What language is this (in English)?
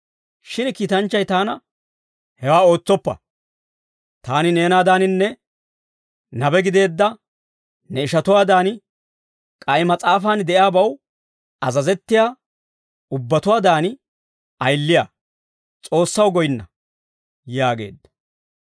Dawro